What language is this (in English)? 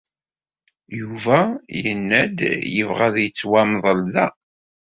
Kabyle